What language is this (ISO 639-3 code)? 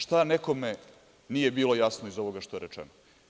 srp